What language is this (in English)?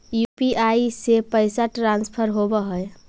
Magahi